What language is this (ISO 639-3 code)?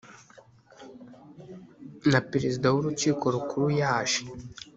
kin